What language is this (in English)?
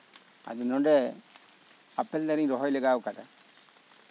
Santali